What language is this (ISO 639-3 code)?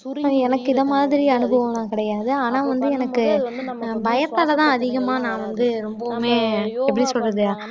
tam